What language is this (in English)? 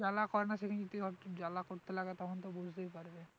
Bangla